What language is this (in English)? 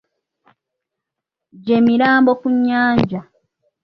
Ganda